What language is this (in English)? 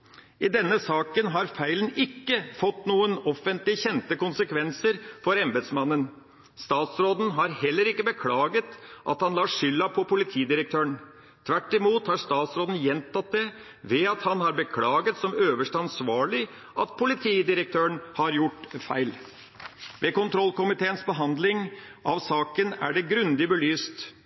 Norwegian Bokmål